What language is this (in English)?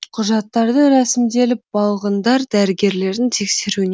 Kazakh